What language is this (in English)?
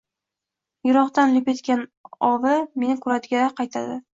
Uzbek